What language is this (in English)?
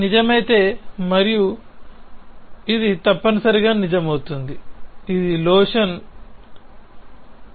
Telugu